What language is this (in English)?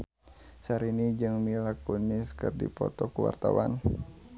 Sundanese